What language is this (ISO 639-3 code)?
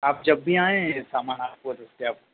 urd